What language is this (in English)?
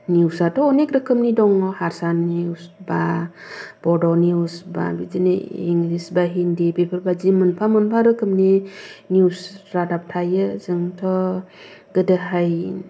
Bodo